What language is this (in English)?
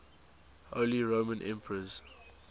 English